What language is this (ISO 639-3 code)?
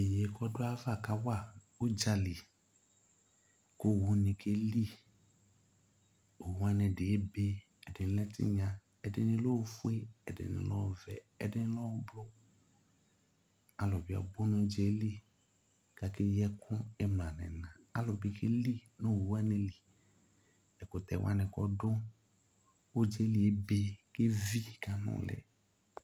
kpo